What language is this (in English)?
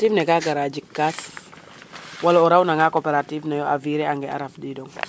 Serer